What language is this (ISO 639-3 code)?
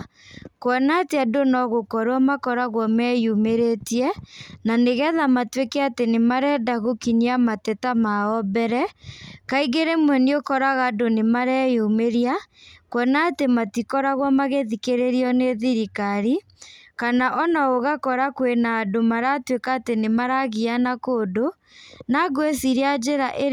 kik